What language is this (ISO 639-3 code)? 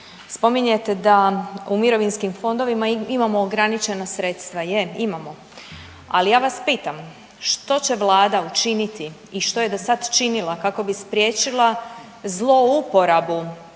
hrv